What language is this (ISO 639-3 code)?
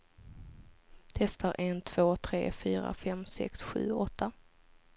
swe